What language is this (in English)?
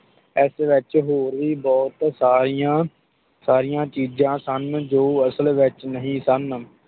Punjabi